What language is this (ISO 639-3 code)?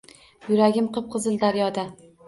uzb